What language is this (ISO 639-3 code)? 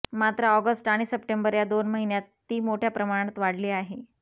mar